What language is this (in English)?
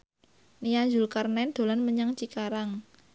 Javanese